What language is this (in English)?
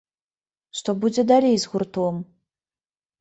Belarusian